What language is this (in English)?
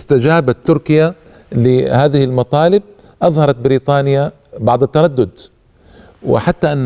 Arabic